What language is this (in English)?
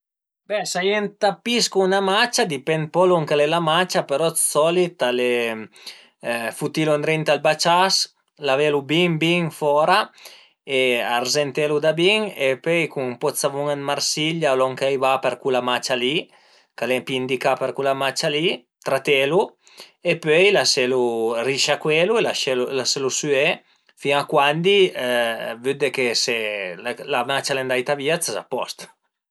Piedmontese